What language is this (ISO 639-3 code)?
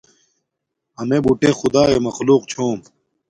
dmk